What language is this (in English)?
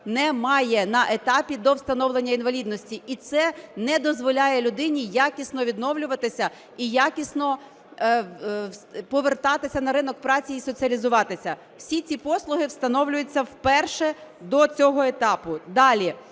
Ukrainian